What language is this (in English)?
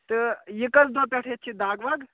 Kashmiri